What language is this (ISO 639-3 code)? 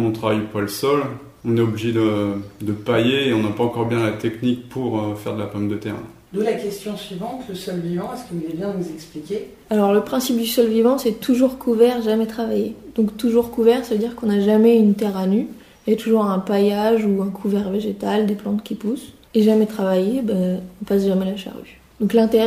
fra